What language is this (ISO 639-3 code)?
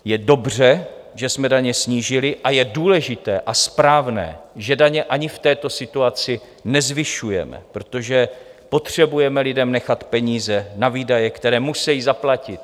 ces